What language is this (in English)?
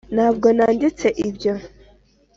Kinyarwanda